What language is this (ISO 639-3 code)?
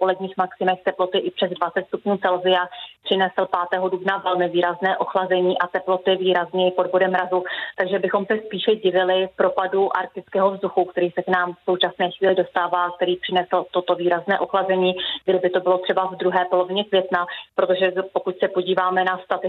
ces